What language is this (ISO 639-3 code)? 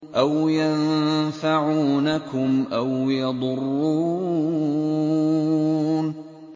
ara